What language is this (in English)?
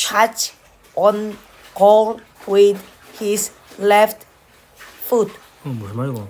Korean